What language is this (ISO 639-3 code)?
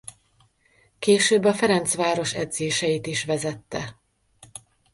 hun